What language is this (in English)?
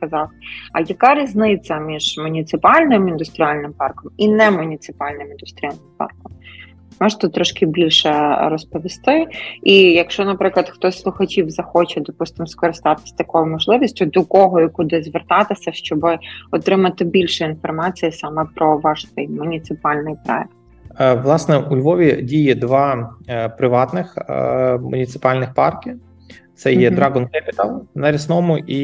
Ukrainian